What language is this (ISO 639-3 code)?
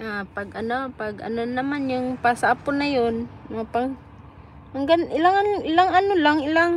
fil